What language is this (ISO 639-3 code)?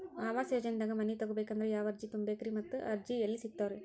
kan